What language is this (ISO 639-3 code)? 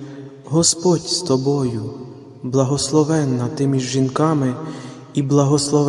ukr